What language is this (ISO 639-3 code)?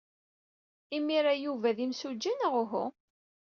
kab